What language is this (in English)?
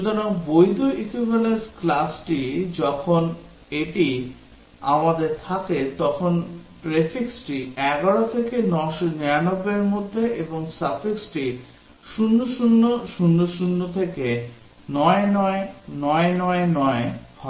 Bangla